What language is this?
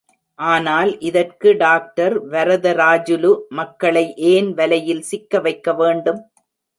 Tamil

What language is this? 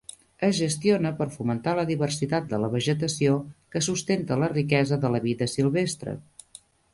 Catalan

